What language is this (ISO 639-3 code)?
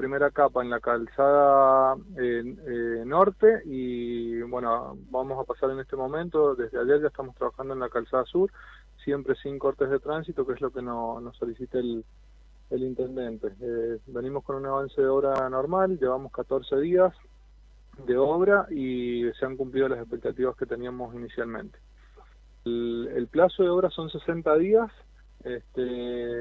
spa